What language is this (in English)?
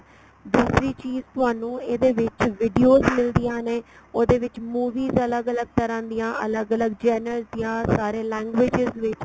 Punjabi